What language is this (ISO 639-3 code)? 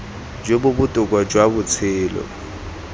tsn